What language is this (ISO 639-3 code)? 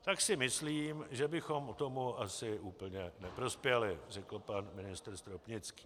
ces